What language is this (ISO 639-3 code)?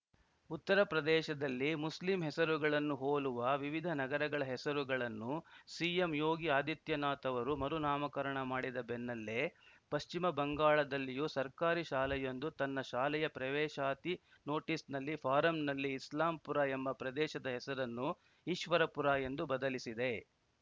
kan